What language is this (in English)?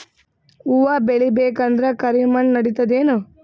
Kannada